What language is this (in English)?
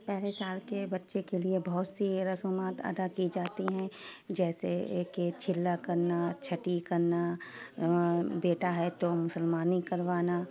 Urdu